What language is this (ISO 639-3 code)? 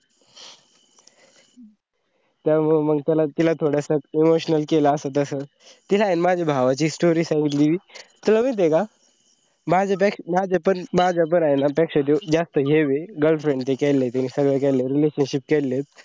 mar